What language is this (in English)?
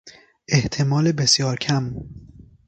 Persian